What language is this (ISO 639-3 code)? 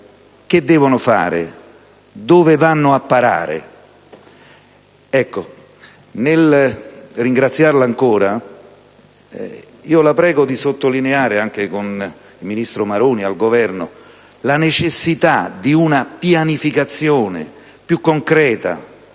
ita